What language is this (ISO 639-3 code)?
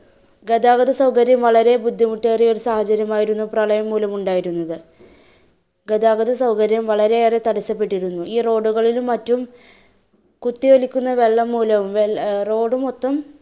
mal